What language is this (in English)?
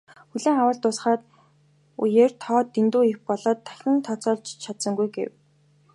Mongolian